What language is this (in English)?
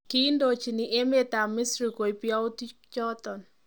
Kalenjin